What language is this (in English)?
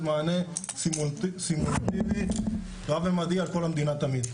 Hebrew